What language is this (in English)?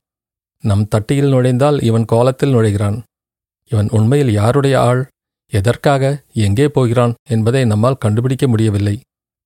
Tamil